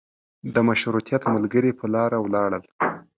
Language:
Pashto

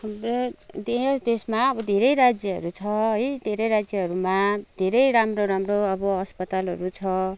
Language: Nepali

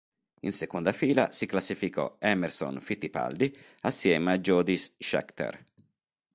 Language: Italian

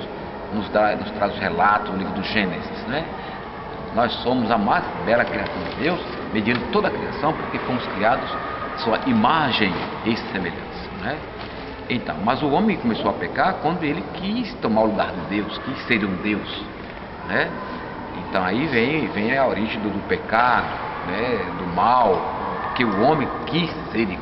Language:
Portuguese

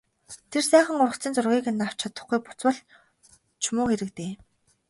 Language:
Mongolian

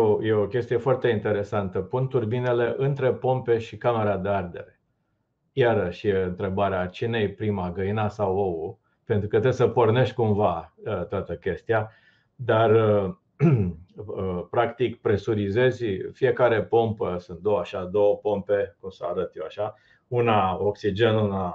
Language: Romanian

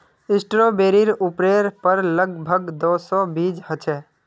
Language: Magahi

